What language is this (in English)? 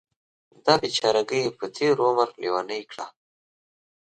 Pashto